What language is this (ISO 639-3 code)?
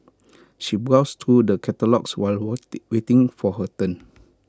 eng